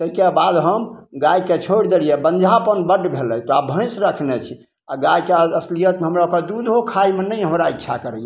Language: Maithili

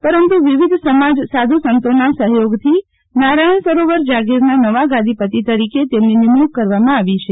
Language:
Gujarati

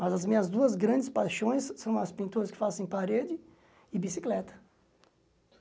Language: Portuguese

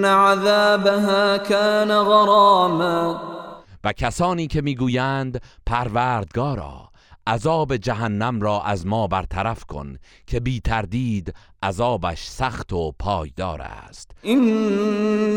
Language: Persian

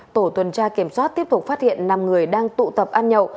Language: Vietnamese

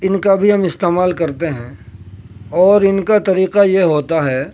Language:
Urdu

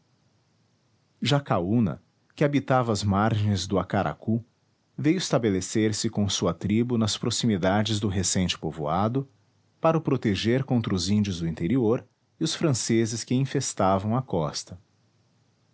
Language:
Portuguese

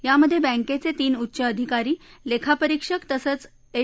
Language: Marathi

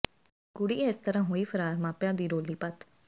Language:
Punjabi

